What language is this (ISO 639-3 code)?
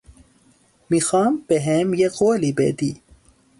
fas